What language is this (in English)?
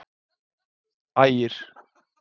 Icelandic